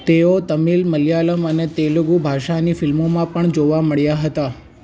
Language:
Gujarati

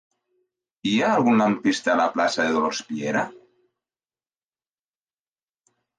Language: Catalan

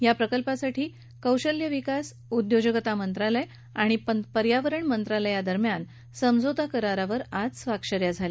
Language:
Marathi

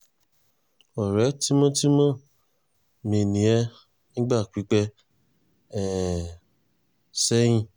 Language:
Yoruba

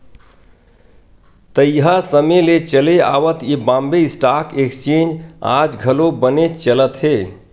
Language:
Chhattisgarhi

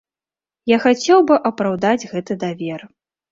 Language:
Belarusian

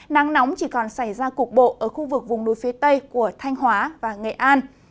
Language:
Vietnamese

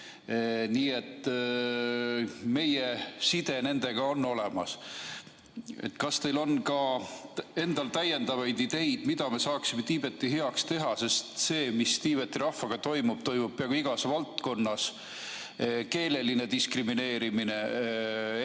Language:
Estonian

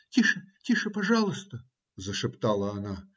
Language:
Russian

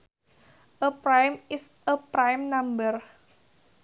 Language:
Sundanese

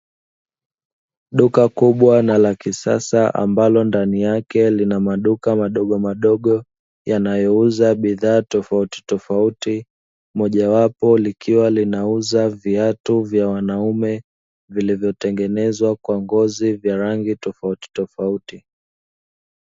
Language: Swahili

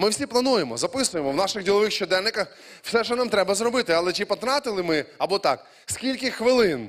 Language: Ukrainian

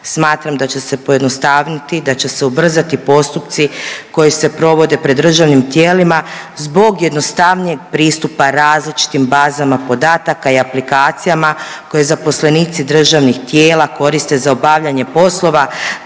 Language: Croatian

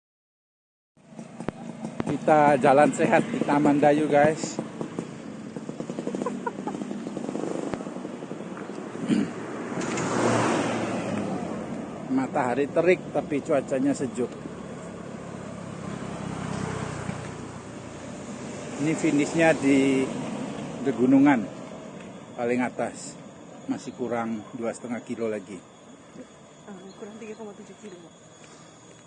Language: Indonesian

